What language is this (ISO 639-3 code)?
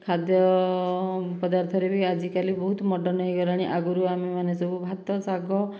ori